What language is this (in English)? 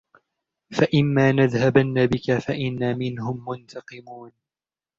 Arabic